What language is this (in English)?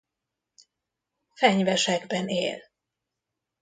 Hungarian